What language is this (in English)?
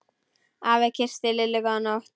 Icelandic